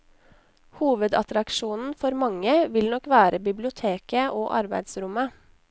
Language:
Norwegian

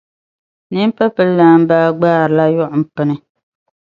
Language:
Dagbani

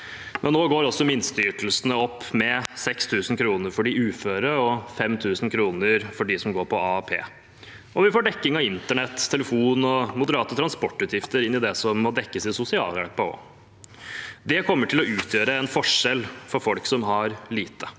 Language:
Norwegian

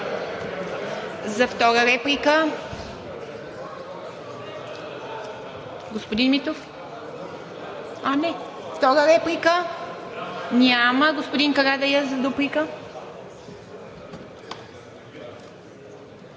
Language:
Bulgarian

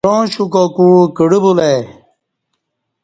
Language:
Kati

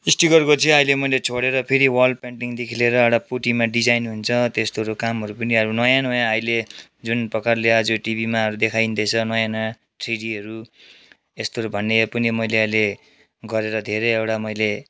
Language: Nepali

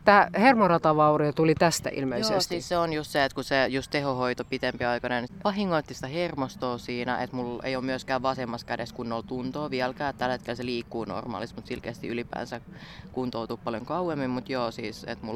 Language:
Finnish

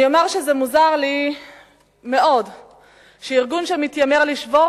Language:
Hebrew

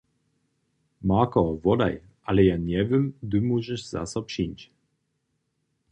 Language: Upper Sorbian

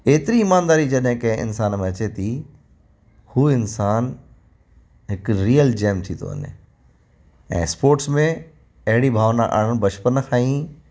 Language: Sindhi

